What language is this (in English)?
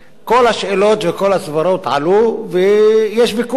Hebrew